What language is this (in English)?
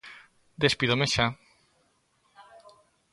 Galician